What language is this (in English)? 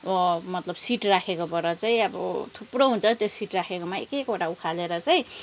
Nepali